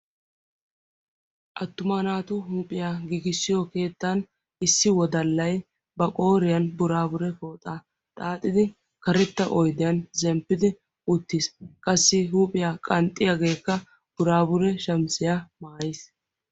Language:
Wolaytta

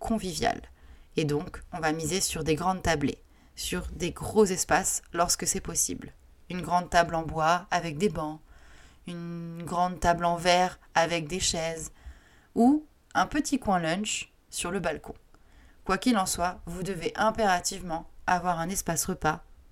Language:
French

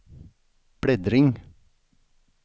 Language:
Swedish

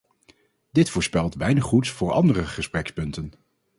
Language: Dutch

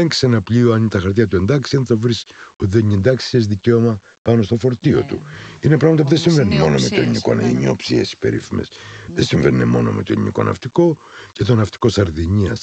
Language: Greek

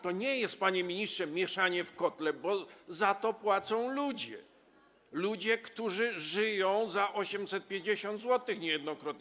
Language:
Polish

